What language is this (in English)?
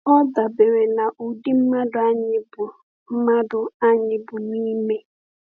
Igbo